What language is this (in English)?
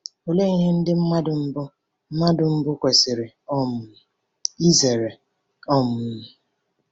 Igbo